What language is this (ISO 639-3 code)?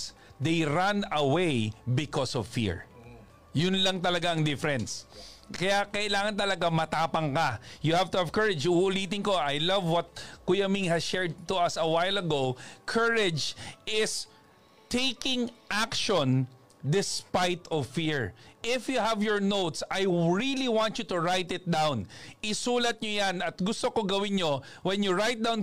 fil